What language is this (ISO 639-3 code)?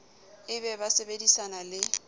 sot